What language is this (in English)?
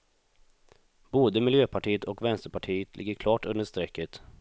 Swedish